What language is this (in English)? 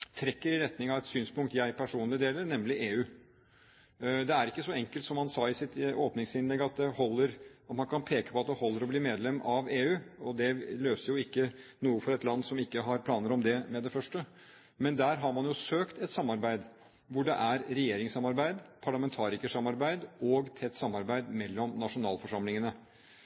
Norwegian Bokmål